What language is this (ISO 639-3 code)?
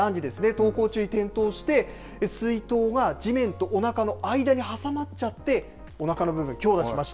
jpn